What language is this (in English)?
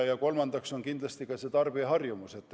Estonian